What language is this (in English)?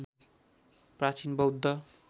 Nepali